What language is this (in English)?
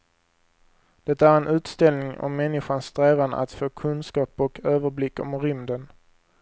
Swedish